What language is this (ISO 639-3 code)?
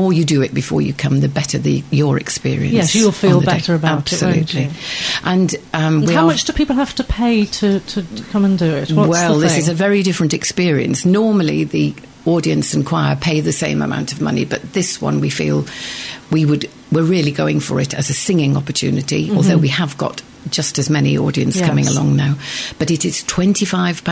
eng